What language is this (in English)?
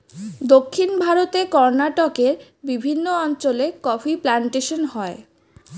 Bangla